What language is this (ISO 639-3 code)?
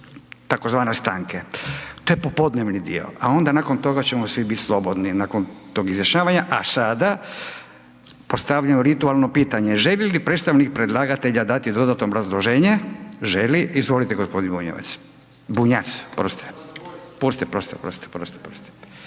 hrv